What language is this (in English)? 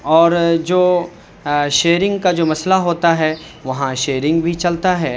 Urdu